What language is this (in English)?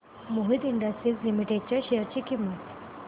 Marathi